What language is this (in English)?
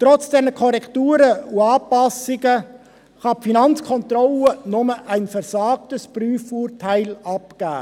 Swiss German